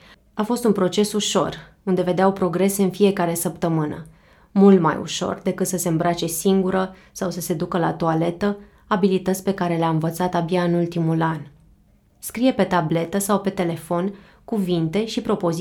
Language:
Romanian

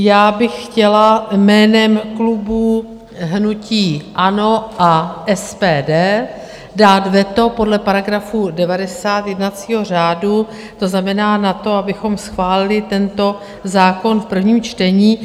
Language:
Czech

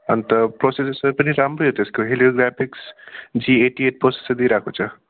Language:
Nepali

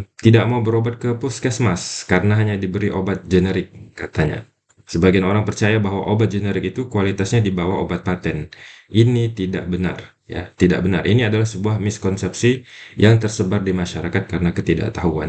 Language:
Indonesian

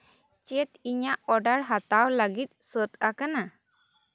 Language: Santali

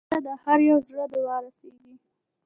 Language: Pashto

